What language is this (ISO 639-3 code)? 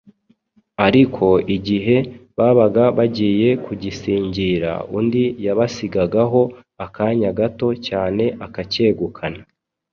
kin